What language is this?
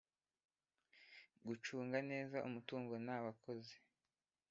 Kinyarwanda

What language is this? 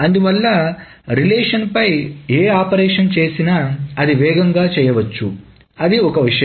Telugu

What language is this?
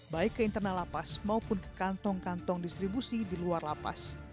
Indonesian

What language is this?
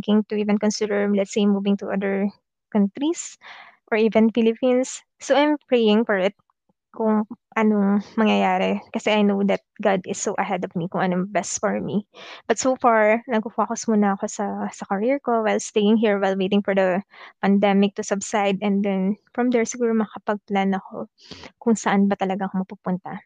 Filipino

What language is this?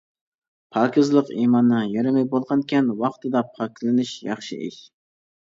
Uyghur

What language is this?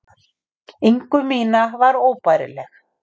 Icelandic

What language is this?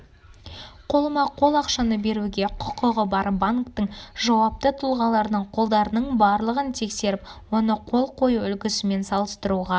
Kazakh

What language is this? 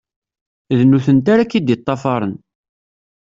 Kabyle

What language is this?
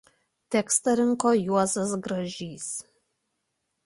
Lithuanian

